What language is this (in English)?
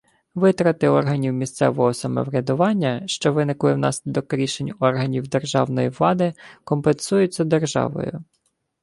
Ukrainian